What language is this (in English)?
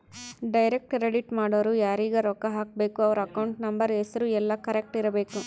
Kannada